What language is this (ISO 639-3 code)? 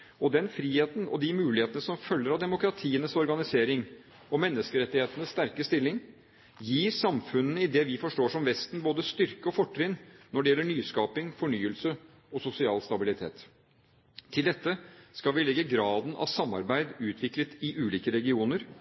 nob